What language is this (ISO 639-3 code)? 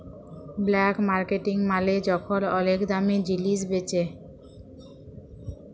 ben